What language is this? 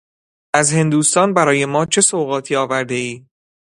Persian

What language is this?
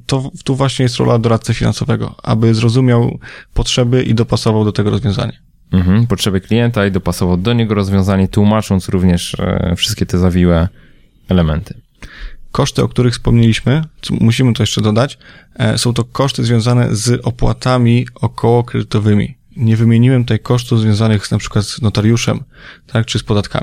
Polish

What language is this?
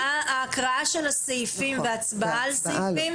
Hebrew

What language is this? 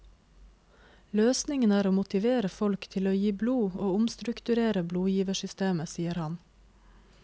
Norwegian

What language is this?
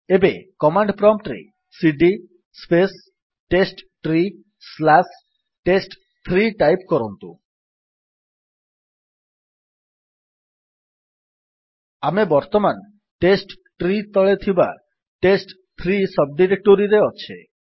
Odia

